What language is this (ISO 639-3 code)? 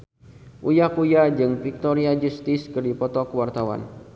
sun